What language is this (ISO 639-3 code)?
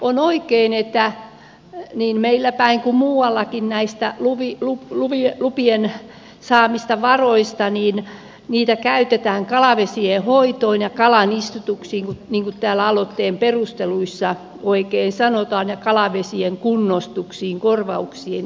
fin